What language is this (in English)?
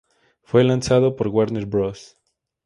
Spanish